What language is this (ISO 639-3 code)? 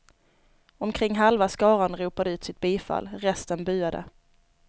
swe